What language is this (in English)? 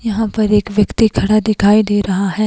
Hindi